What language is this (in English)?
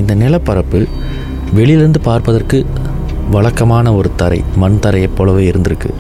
Tamil